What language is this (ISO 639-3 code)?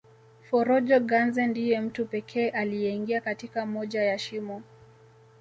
swa